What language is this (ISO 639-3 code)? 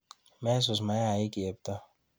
kln